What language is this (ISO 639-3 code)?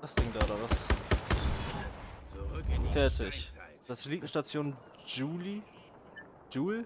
deu